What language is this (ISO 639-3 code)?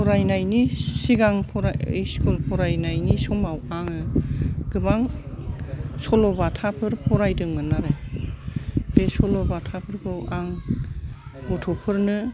brx